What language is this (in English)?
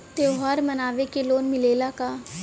Bhojpuri